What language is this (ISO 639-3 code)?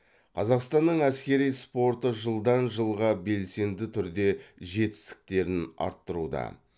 kaz